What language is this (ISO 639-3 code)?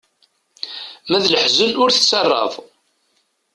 kab